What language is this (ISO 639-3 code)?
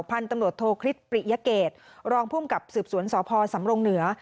tha